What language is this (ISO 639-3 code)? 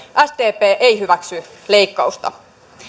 fin